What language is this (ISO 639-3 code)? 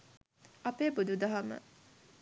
sin